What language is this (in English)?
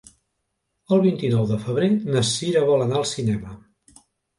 Catalan